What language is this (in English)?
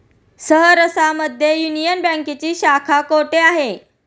Marathi